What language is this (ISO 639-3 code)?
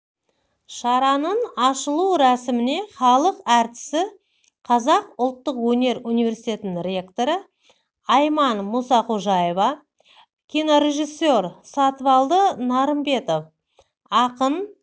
kaz